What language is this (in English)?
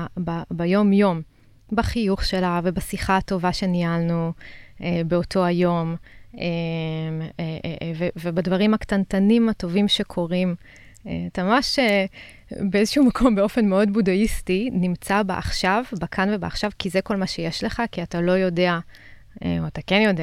Hebrew